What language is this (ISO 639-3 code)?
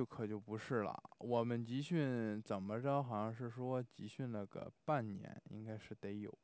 zho